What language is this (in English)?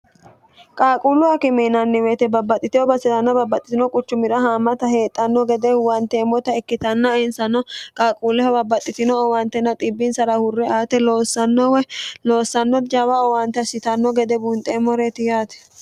Sidamo